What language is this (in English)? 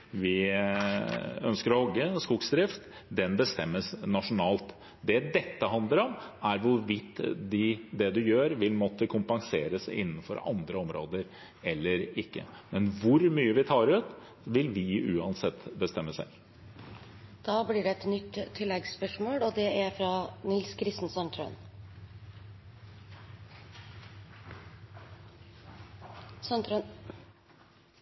Norwegian